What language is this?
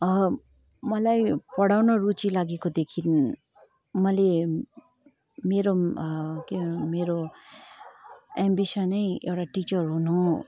Nepali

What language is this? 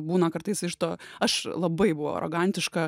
Lithuanian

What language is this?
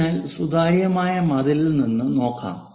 Malayalam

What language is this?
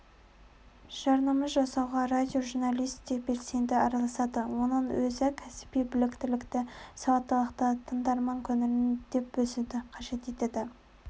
Kazakh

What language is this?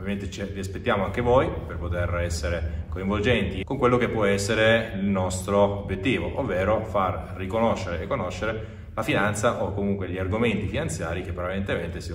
Italian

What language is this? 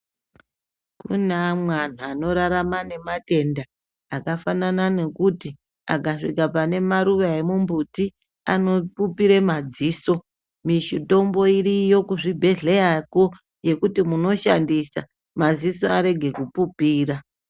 Ndau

